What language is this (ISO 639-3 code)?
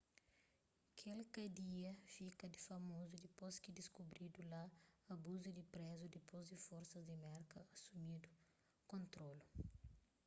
kea